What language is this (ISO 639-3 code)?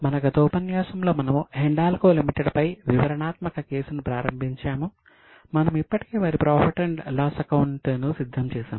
tel